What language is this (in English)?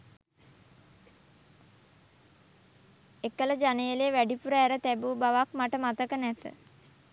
Sinhala